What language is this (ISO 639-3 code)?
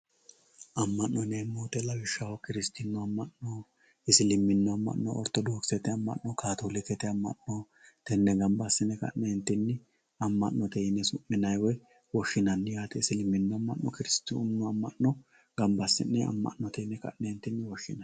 sid